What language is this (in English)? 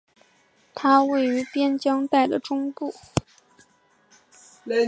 Chinese